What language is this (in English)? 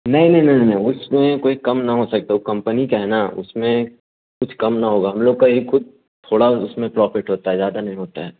Urdu